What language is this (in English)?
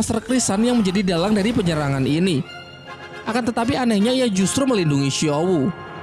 Indonesian